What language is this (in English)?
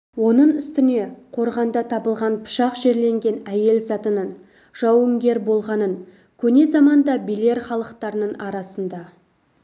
Kazakh